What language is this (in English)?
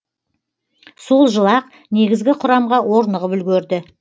Kazakh